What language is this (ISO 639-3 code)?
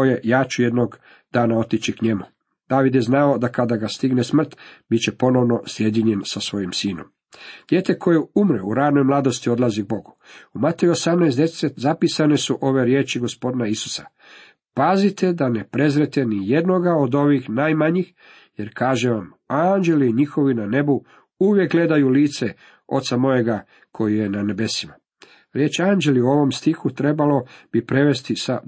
hrv